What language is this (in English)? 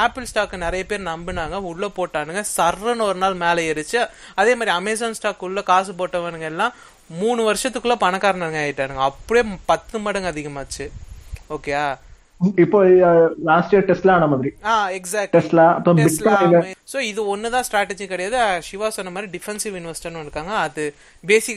Tamil